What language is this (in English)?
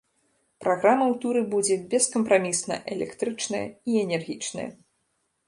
Belarusian